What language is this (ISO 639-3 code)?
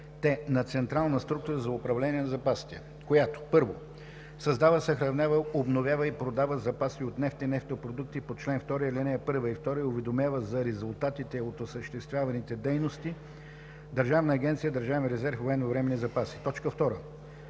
bul